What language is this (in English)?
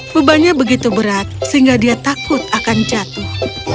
Indonesian